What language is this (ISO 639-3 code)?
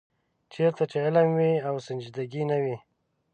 pus